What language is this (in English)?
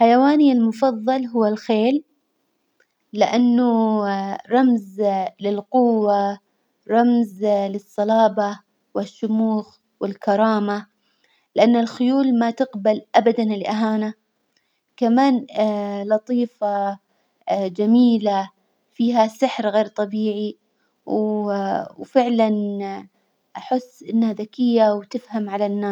Hijazi Arabic